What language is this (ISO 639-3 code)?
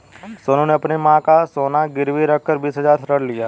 hin